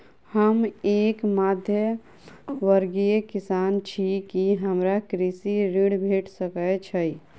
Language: Maithili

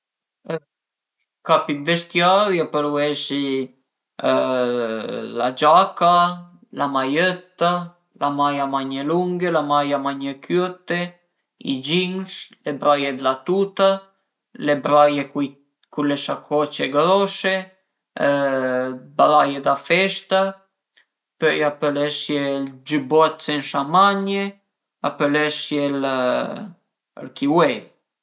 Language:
Piedmontese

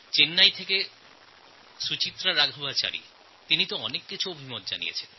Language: Bangla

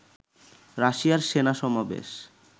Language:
Bangla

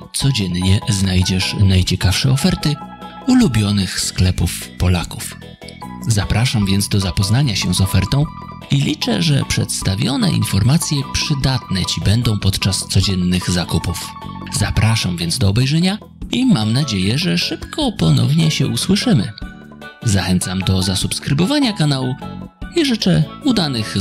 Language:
Polish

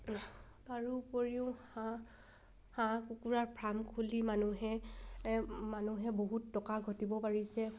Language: Assamese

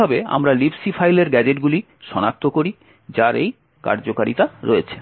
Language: Bangla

